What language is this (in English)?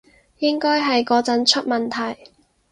Cantonese